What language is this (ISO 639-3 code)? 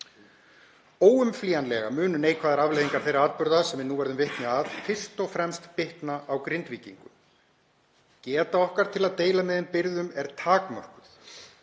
isl